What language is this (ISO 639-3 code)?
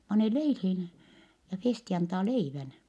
fin